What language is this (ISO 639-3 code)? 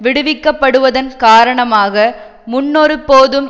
tam